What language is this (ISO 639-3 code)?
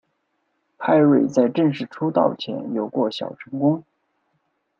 zho